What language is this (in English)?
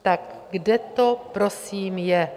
Czech